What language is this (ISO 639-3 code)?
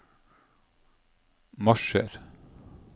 nor